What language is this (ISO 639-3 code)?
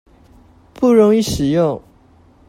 zho